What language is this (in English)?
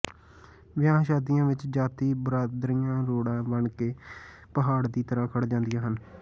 Punjabi